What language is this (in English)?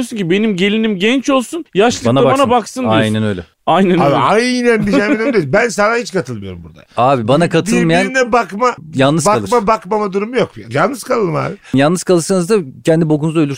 Turkish